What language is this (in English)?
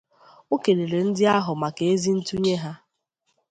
Igbo